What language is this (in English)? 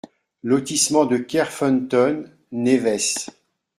French